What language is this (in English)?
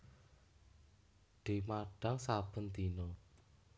Javanese